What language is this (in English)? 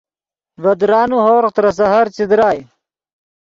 Yidgha